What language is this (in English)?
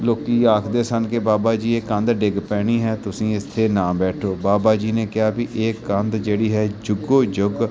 Punjabi